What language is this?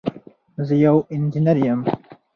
Pashto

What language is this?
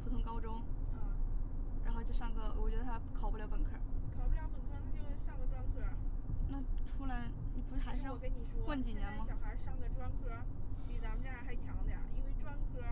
Chinese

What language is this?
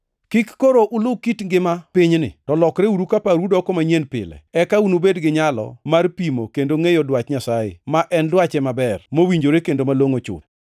Luo (Kenya and Tanzania)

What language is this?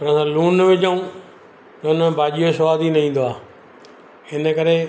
Sindhi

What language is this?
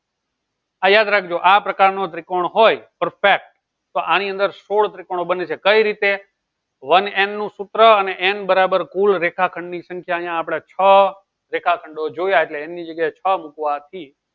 Gujarati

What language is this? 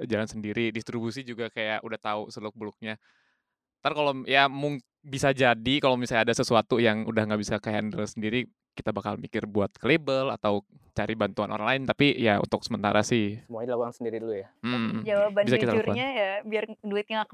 Indonesian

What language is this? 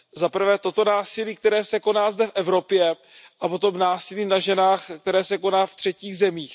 Czech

